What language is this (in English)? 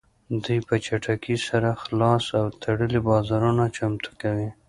Pashto